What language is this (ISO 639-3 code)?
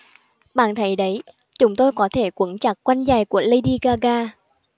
vie